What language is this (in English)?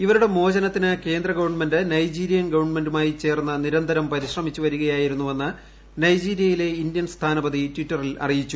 Malayalam